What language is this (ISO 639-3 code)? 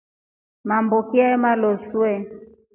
rof